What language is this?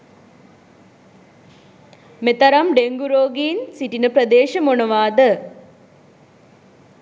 Sinhala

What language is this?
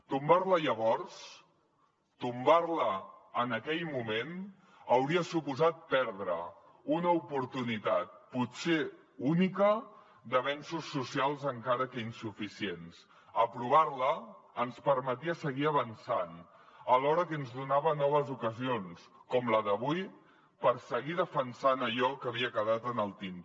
Catalan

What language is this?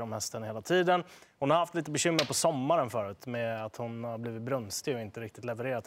Swedish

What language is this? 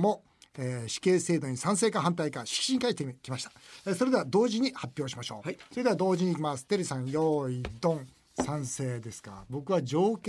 Japanese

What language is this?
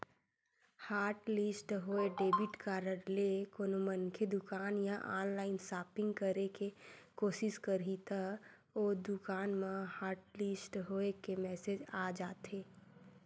Chhattisgarhi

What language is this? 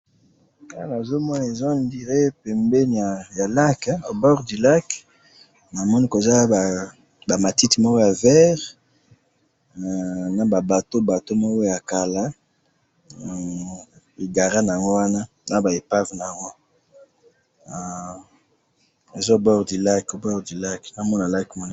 Lingala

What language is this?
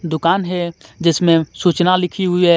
Hindi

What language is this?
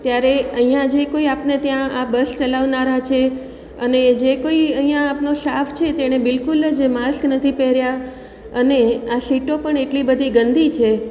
Gujarati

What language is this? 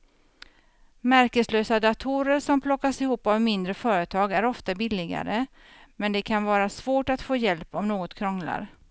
Swedish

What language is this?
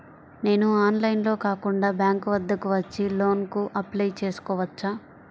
Telugu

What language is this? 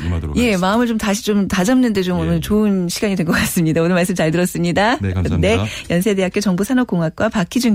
Korean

